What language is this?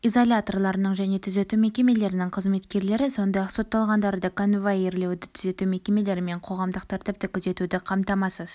Kazakh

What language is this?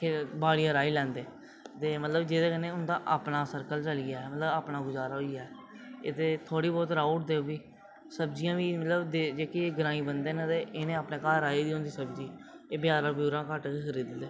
Dogri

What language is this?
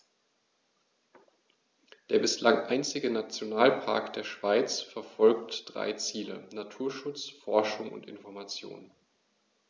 German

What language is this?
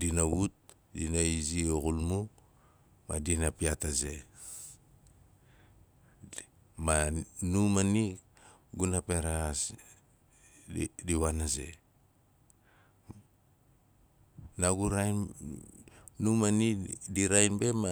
Nalik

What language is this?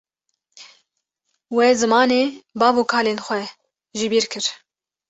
Kurdish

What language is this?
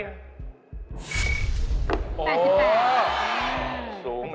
Thai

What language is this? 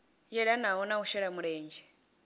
Venda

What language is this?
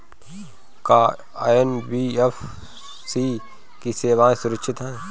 Bhojpuri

